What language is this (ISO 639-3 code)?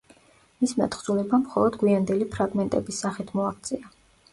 kat